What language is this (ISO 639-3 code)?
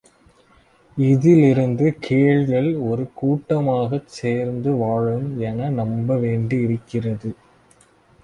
tam